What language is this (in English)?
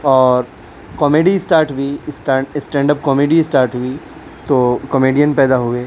Urdu